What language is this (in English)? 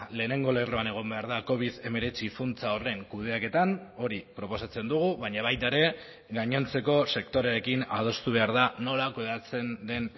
Basque